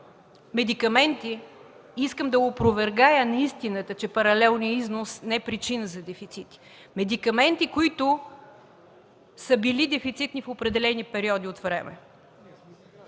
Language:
Bulgarian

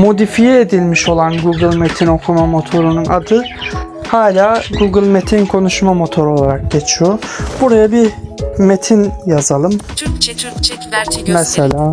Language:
Turkish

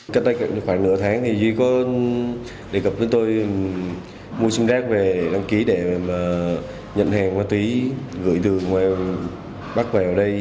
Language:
Vietnamese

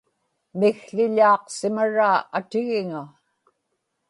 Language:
Inupiaq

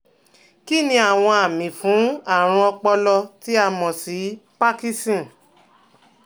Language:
Yoruba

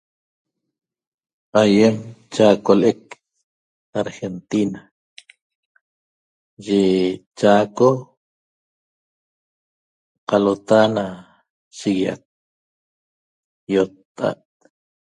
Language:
Toba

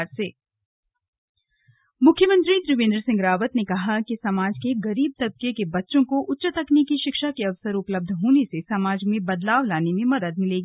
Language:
Hindi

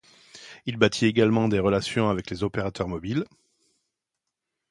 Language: French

